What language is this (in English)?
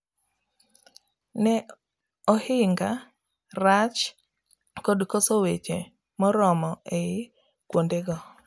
Luo (Kenya and Tanzania)